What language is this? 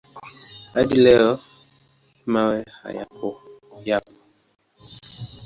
Swahili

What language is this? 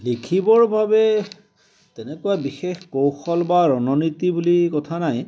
Assamese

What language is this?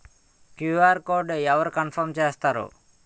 Telugu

